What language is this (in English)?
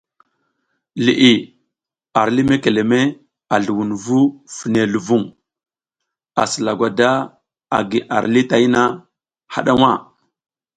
South Giziga